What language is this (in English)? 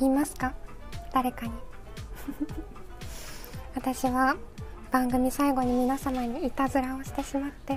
Japanese